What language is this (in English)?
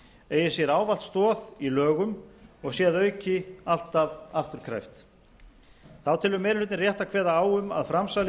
Icelandic